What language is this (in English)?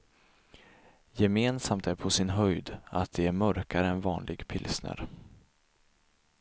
Swedish